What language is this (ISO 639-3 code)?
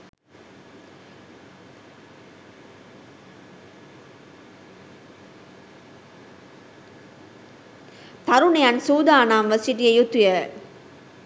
sin